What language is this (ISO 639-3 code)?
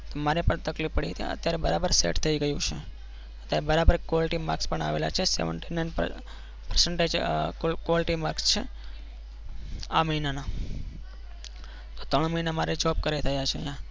guj